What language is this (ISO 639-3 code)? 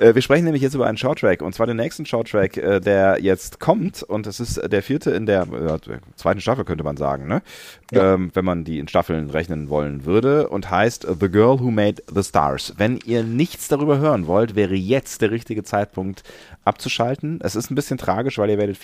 deu